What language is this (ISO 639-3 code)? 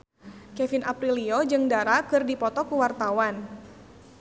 sun